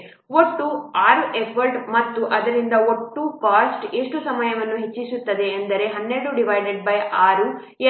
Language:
Kannada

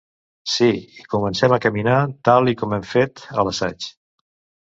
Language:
Catalan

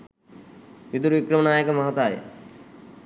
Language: Sinhala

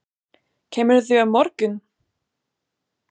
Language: Icelandic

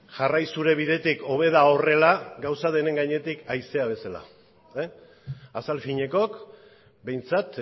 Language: Basque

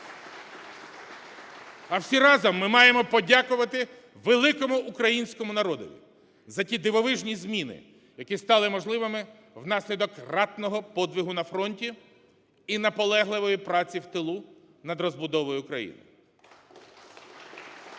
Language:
Ukrainian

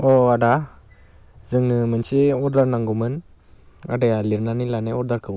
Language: Bodo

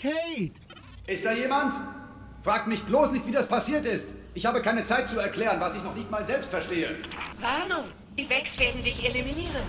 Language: German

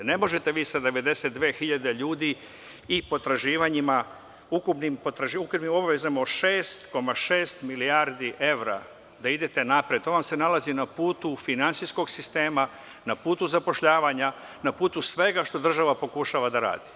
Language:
Serbian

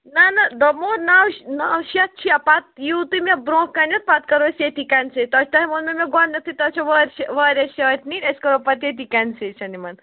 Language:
Kashmiri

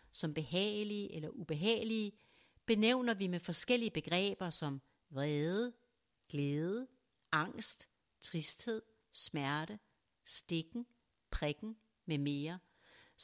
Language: Danish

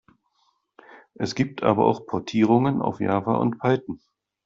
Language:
German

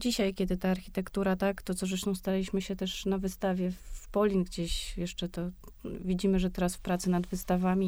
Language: Polish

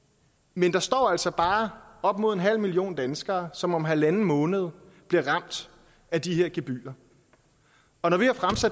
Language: Danish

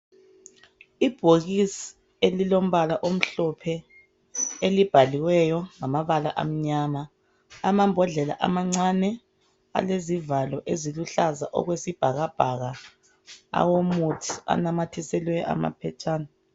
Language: North Ndebele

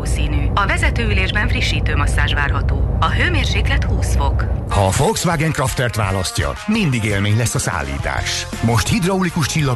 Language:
Hungarian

